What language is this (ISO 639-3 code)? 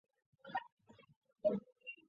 zho